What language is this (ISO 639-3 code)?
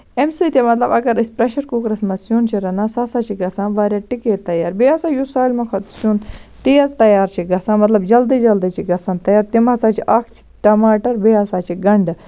kas